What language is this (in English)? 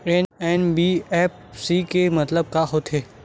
Chhattisgarhi